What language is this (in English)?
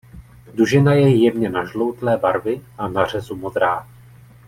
Czech